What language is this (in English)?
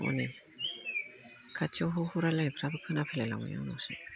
Bodo